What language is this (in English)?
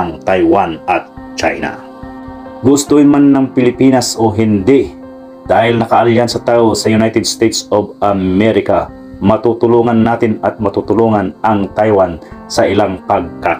Filipino